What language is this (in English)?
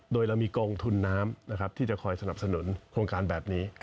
Thai